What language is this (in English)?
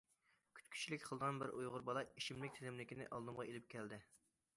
Uyghur